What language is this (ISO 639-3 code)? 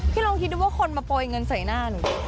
tha